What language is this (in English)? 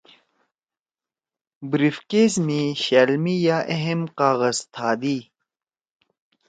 Torwali